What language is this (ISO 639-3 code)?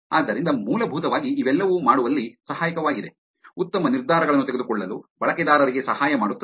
kan